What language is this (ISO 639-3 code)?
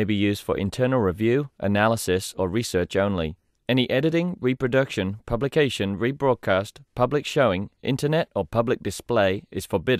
eng